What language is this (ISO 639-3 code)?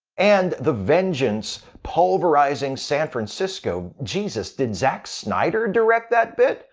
eng